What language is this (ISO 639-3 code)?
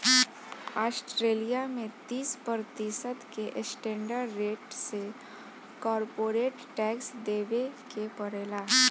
bho